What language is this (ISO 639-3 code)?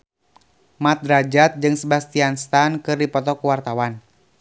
sun